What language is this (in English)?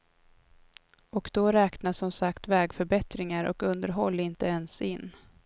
Swedish